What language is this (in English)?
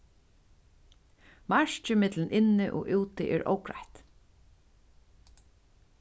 Faroese